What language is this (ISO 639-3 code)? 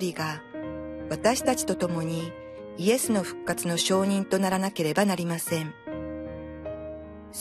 jpn